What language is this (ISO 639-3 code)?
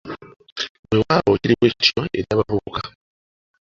lug